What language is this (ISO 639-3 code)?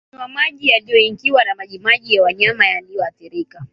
swa